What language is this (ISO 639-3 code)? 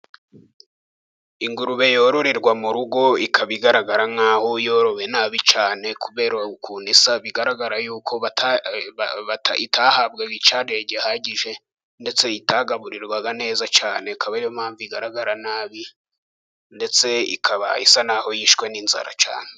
kin